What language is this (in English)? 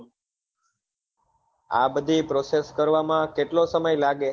Gujarati